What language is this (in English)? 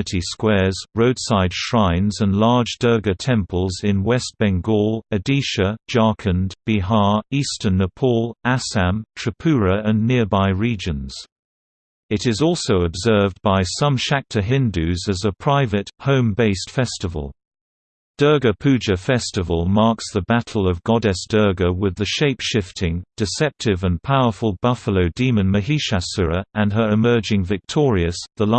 English